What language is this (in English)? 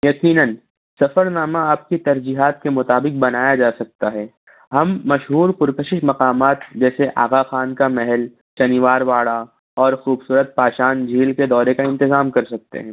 Urdu